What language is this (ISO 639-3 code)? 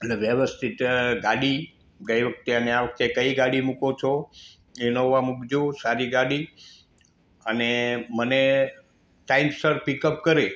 guj